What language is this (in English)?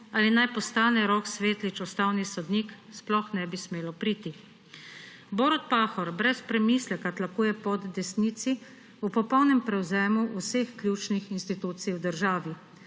Slovenian